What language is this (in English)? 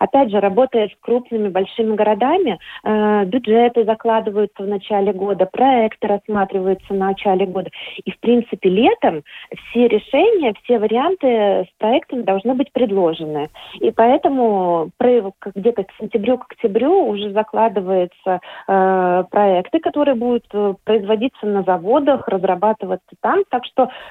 Russian